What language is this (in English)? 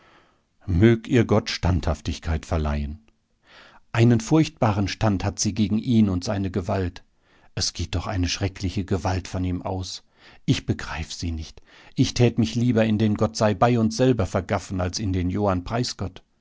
German